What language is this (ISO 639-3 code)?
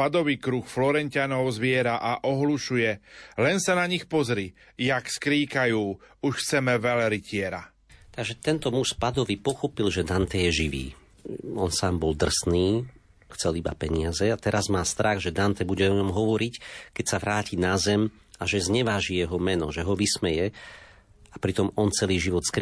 slk